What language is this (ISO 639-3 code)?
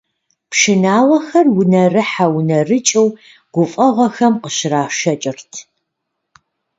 kbd